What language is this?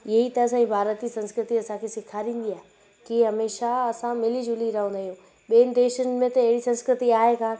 Sindhi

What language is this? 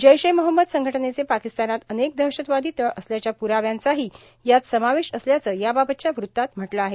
Marathi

